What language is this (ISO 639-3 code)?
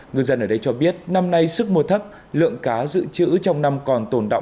vie